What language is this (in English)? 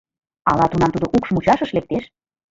Mari